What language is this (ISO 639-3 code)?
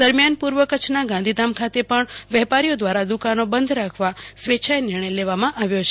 guj